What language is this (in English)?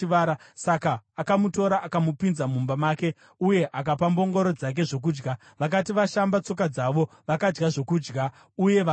Shona